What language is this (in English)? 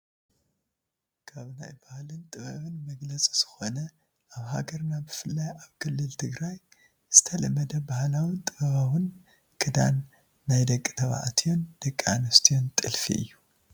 Tigrinya